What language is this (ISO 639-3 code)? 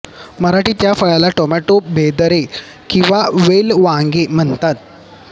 mar